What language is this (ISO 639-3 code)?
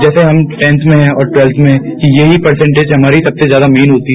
hin